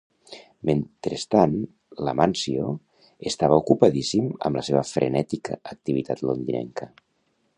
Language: Catalan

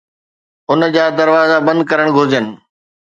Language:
Sindhi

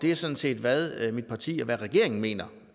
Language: Danish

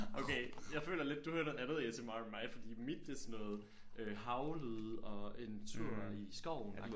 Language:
Danish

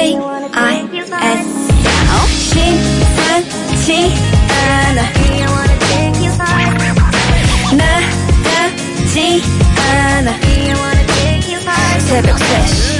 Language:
Korean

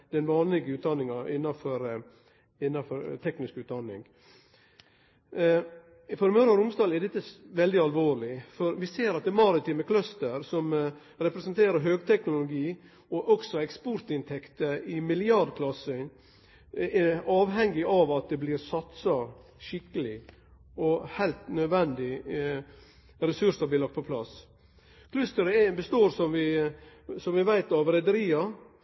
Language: Norwegian Nynorsk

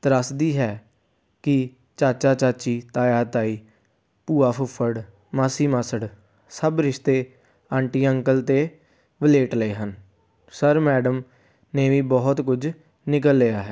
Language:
Punjabi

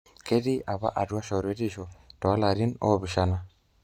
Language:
Masai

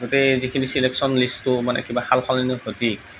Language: Assamese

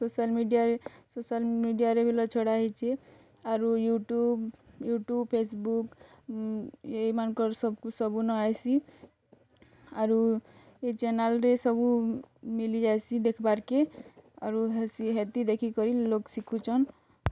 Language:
Odia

